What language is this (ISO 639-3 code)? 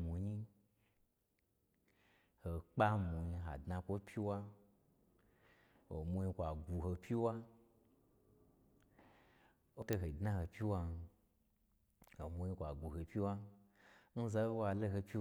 gbr